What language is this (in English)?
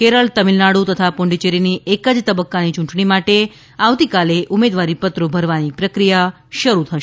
Gujarati